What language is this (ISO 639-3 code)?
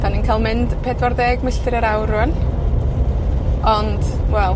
cym